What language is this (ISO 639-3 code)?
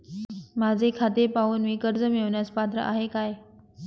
mar